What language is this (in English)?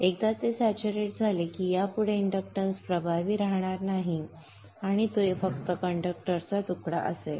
Marathi